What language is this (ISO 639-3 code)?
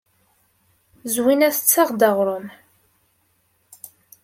kab